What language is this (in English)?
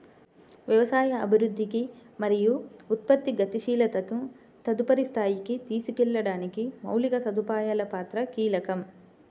Telugu